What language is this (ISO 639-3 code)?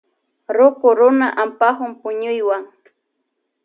qvj